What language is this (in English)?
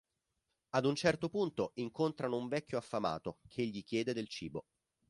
Italian